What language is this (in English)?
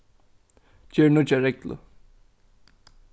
Faroese